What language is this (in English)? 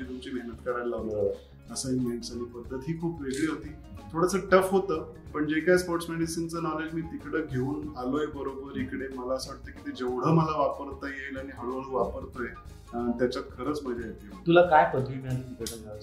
Marathi